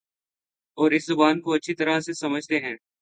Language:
Urdu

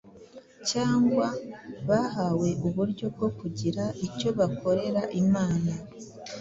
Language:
Kinyarwanda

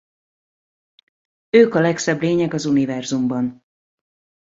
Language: Hungarian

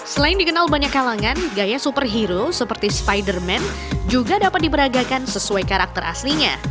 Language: Indonesian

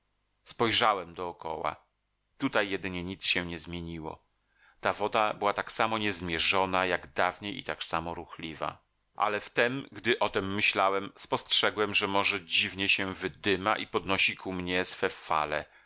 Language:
Polish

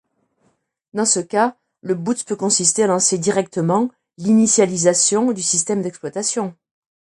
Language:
French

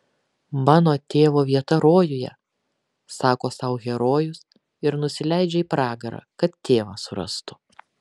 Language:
Lithuanian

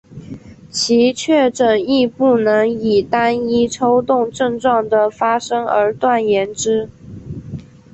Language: Chinese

